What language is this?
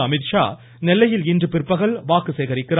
Tamil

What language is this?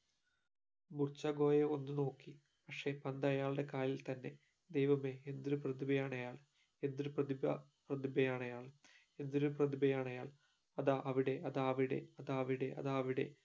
Malayalam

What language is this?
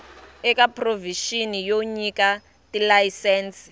Tsonga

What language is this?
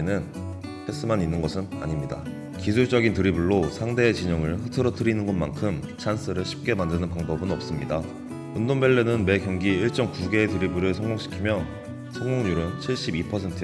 Korean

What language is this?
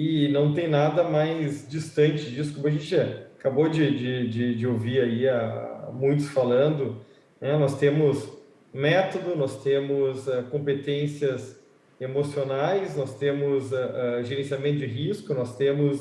Portuguese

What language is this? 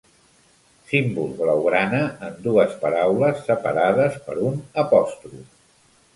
Catalan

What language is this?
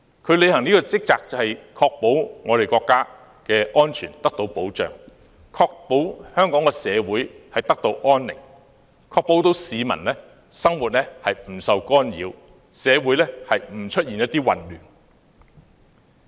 Cantonese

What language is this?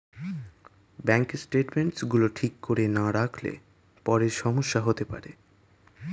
Bangla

